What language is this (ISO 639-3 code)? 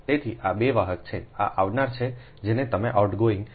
guj